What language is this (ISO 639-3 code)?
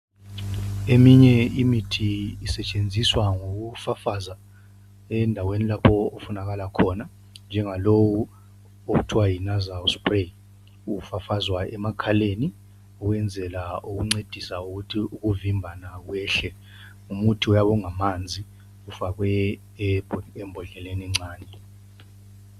nde